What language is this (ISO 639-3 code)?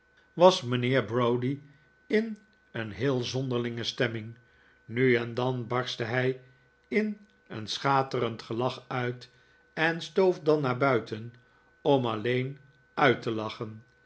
nld